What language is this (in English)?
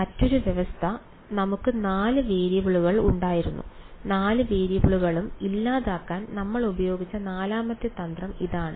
Malayalam